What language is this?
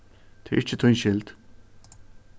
Faroese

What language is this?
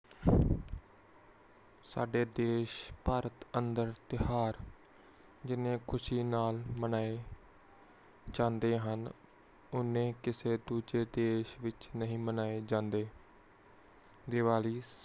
Punjabi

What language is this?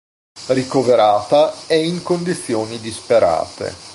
Italian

